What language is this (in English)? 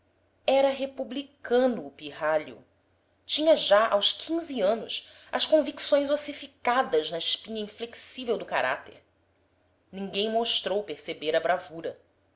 Portuguese